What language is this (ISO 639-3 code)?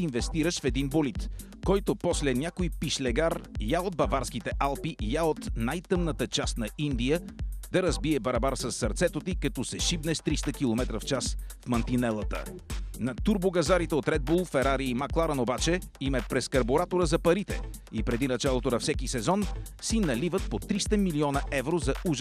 bul